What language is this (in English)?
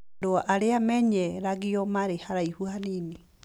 Kikuyu